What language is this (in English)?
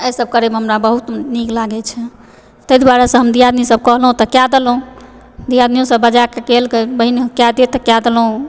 Maithili